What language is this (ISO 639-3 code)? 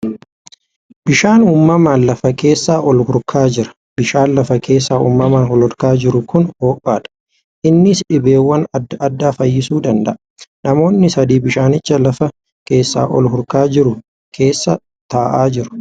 orm